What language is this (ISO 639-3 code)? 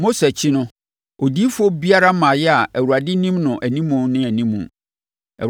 aka